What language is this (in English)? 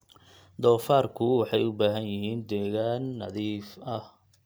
Somali